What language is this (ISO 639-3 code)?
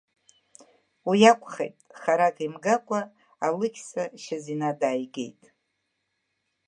abk